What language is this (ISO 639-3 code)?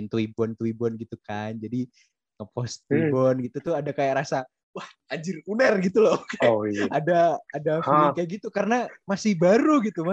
ind